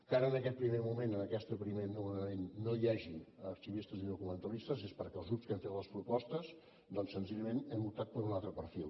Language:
Catalan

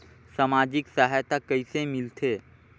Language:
Chhattisgarhi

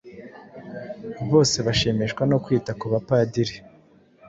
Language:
Kinyarwanda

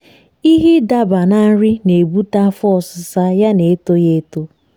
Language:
Igbo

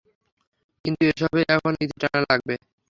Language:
Bangla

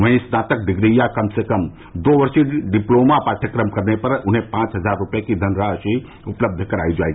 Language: Hindi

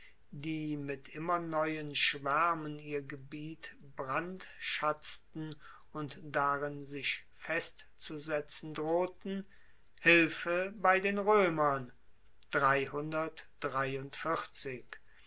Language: German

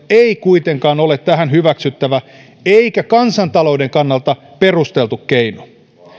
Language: Finnish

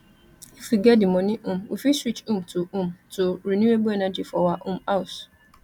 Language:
Nigerian Pidgin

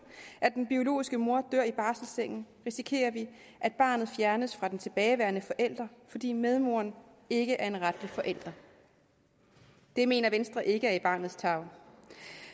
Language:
Danish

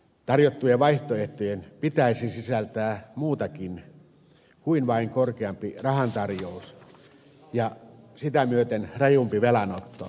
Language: Finnish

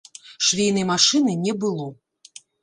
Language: Belarusian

